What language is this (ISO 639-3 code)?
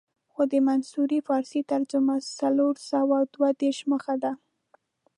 pus